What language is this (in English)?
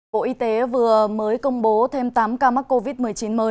Vietnamese